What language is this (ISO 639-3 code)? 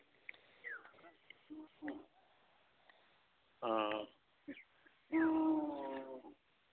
sat